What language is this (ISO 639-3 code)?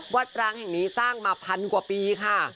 tha